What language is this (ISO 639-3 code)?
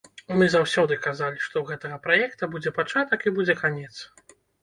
bel